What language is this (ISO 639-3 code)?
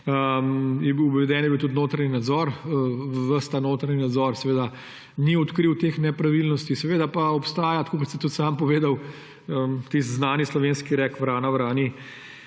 slv